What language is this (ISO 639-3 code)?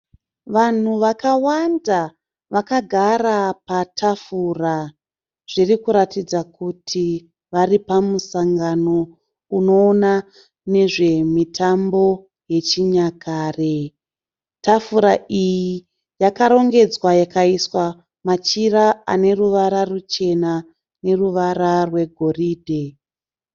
sna